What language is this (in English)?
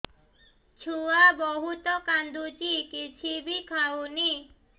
Odia